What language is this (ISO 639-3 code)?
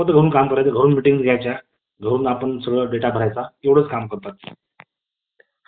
mar